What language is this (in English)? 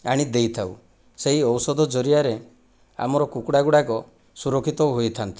Odia